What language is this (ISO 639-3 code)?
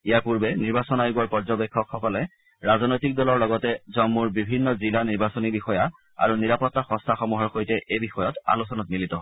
asm